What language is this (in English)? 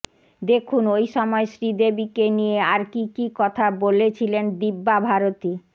Bangla